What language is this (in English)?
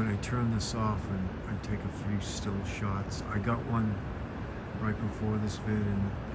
English